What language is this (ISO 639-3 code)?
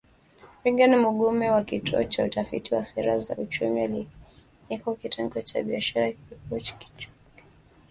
swa